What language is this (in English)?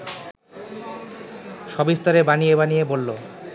Bangla